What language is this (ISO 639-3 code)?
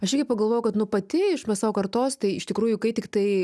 lit